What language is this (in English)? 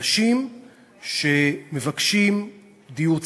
Hebrew